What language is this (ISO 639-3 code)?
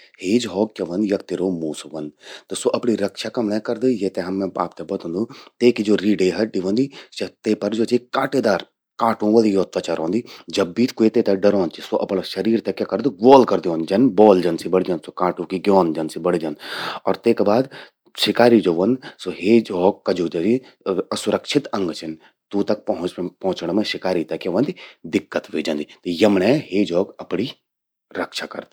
gbm